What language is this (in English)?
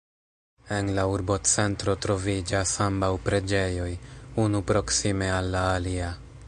Esperanto